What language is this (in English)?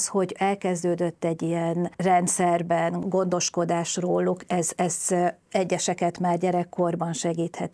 Hungarian